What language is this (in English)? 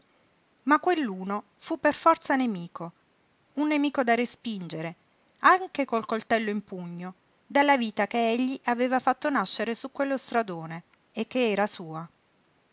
Italian